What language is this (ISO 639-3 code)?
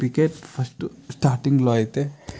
tel